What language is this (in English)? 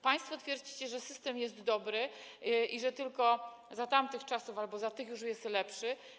Polish